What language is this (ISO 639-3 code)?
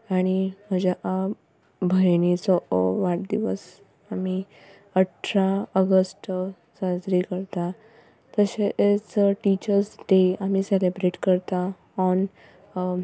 kok